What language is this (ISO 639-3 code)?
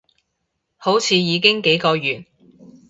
yue